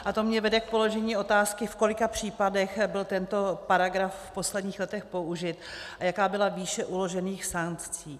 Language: Czech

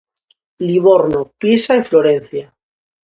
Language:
Galician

